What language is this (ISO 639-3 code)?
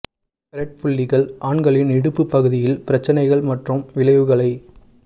tam